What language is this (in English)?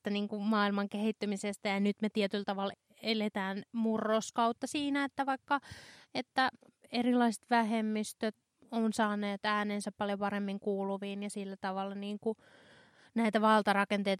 Finnish